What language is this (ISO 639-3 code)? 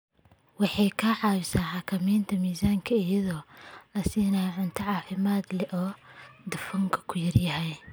som